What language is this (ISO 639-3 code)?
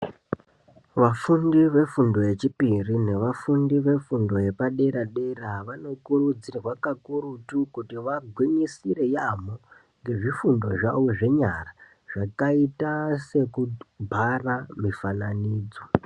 ndc